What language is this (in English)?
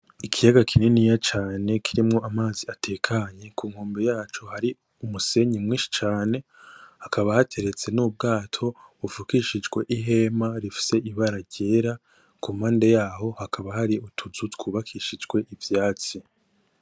Rundi